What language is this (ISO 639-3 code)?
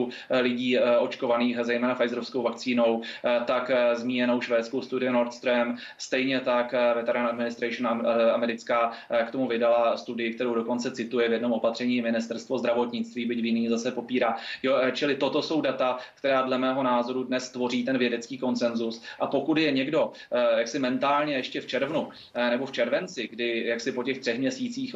ces